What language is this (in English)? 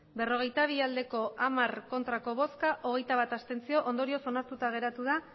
Basque